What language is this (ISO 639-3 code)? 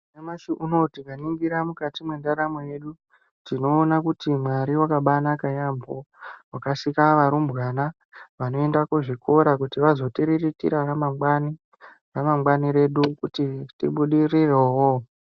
ndc